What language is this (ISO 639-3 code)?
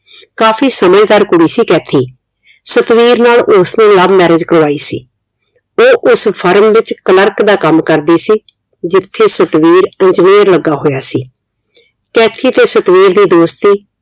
pan